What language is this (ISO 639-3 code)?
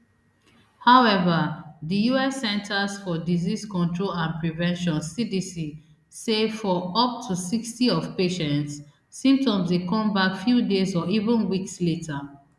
pcm